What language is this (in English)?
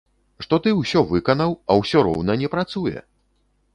Belarusian